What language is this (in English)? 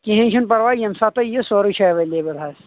Kashmiri